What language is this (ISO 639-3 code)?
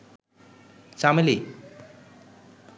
ben